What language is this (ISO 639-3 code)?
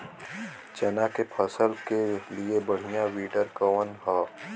bho